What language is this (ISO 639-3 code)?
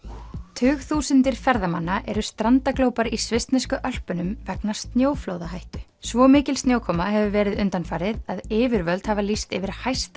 isl